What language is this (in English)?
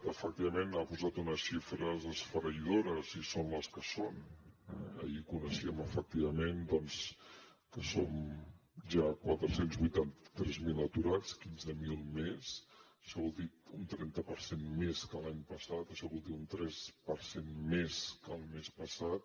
Catalan